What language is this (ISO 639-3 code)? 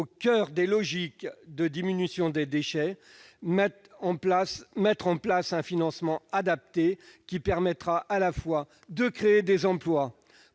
fra